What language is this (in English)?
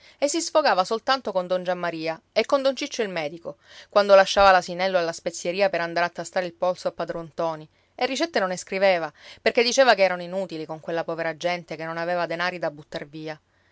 Italian